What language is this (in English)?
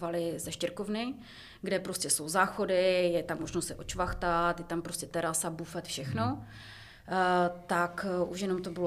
Czech